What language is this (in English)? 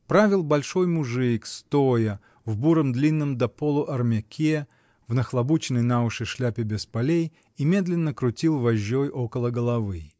Russian